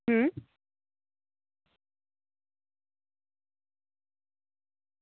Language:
Gujarati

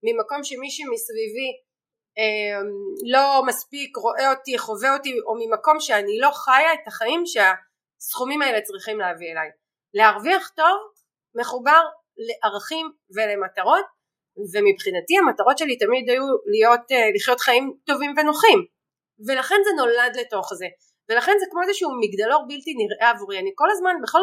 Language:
Hebrew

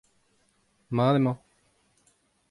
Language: Breton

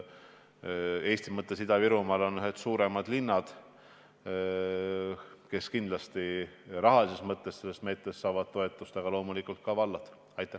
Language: Estonian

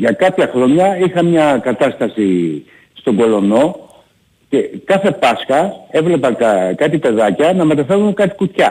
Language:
Greek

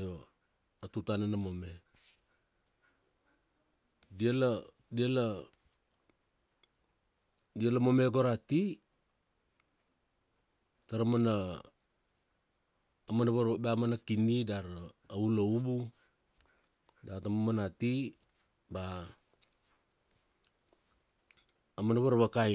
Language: Kuanua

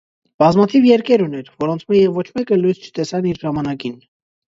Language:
Armenian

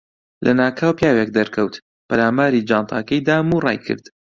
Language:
Central Kurdish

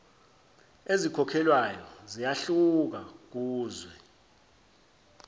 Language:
Zulu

